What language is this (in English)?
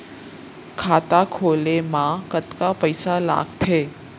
Chhattisgarhi